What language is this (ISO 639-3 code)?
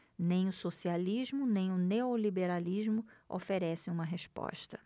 por